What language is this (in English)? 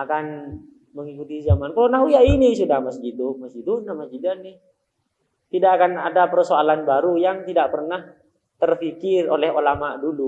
Indonesian